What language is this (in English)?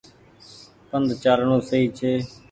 Goaria